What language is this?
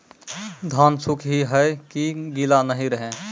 Maithili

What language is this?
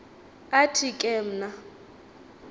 Xhosa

